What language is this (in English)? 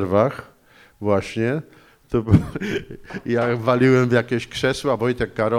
Polish